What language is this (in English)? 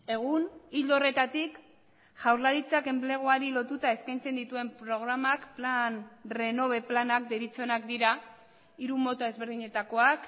Basque